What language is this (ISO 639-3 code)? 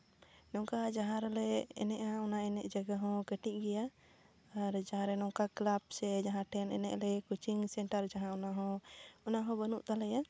sat